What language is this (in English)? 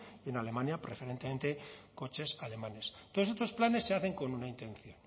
Spanish